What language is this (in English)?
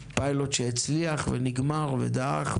Hebrew